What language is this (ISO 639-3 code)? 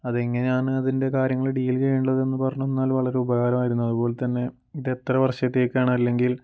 mal